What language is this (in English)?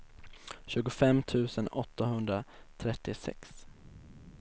Swedish